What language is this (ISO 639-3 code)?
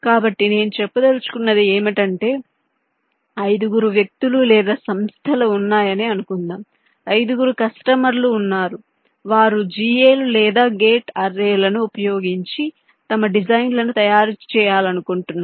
tel